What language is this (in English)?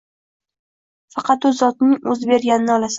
Uzbek